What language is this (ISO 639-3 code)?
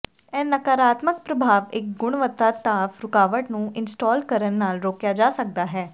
pan